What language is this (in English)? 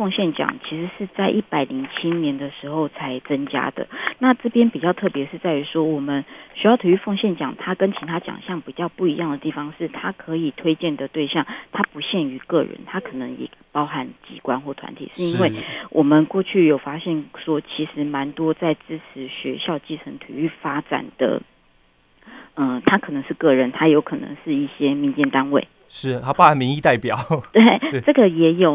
Chinese